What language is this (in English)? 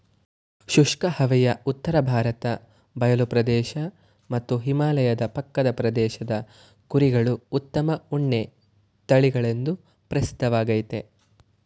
Kannada